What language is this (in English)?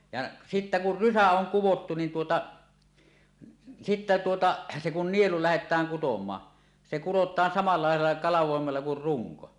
Finnish